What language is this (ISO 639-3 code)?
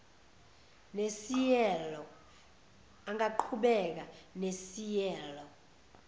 zul